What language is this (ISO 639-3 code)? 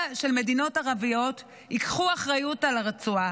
heb